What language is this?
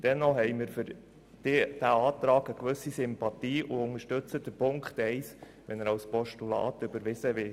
Swiss German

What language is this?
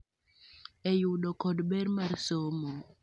Luo (Kenya and Tanzania)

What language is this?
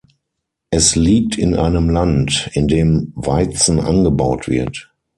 German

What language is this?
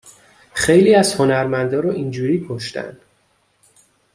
Persian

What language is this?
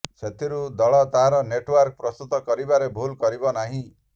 Odia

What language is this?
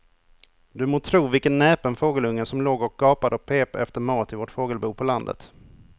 Swedish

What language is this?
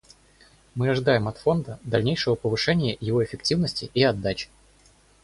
Russian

